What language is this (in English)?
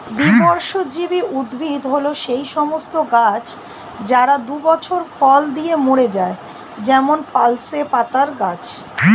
Bangla